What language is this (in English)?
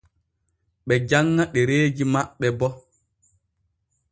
Borgu Fulfulde